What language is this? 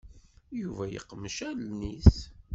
Kabyle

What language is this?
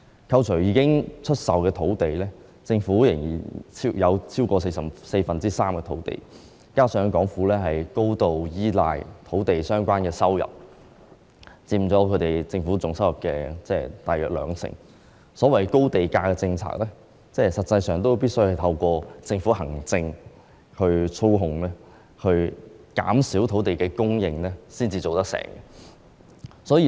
Cantonese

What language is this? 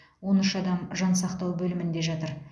Kazakh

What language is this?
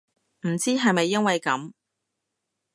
Cantonese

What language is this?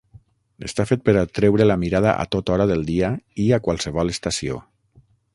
Catalan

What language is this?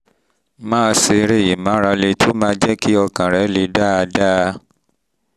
Yoruba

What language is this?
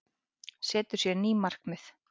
Icelandic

